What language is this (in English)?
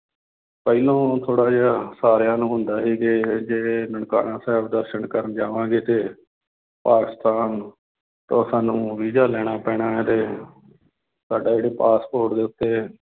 Punjabi